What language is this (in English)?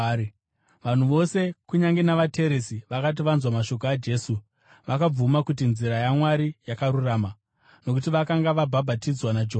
Shona